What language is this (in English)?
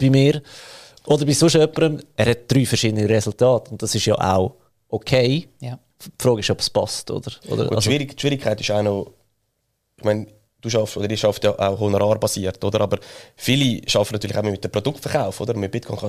German